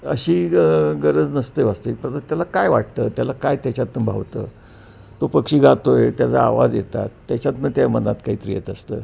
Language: Marathi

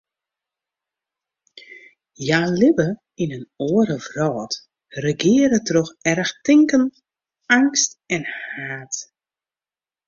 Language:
Western Frisian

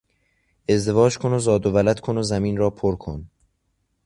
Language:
Persian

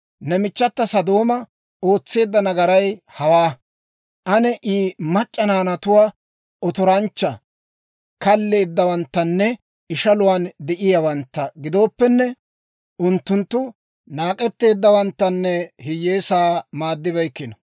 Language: Dawro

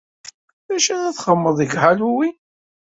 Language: Kabyle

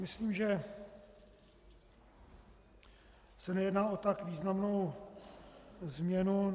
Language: Czech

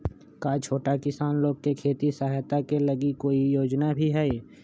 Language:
Magahi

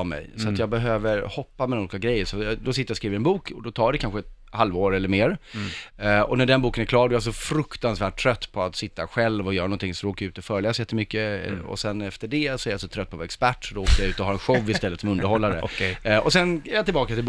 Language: Swedish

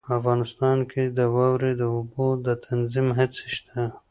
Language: Pashto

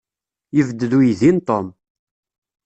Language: Kabyle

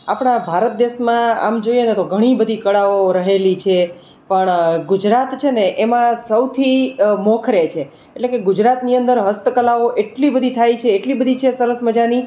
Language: Gujarati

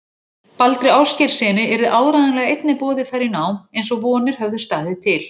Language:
Icelandic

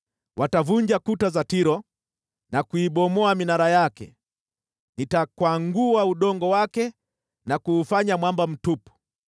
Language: Swahili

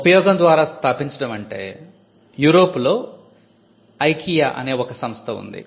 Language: Telugu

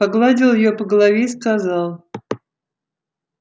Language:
Russian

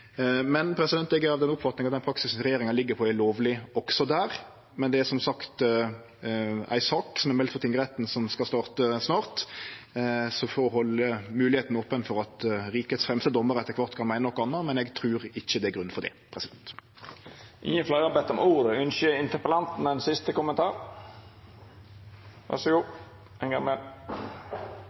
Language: Norwegian Nynorsk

